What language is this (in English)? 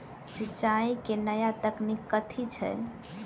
Maithili